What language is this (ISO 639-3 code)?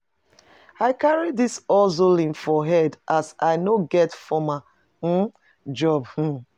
pcm